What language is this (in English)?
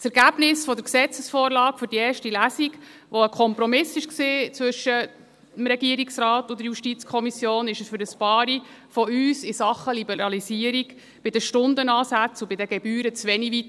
Swiss German